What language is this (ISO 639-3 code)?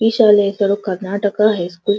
kan